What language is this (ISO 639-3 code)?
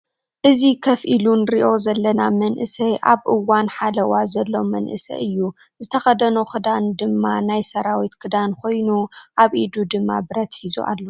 tir